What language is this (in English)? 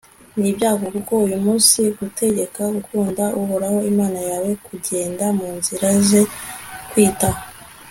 Kinyarwanda